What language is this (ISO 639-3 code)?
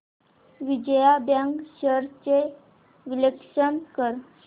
mar